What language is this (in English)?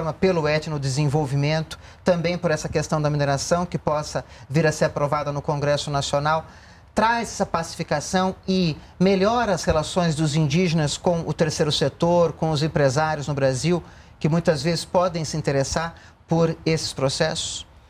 Portuguese